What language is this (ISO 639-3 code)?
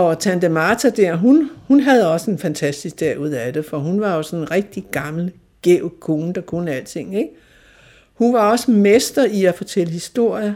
dan